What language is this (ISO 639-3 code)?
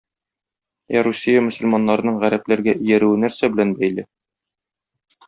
tat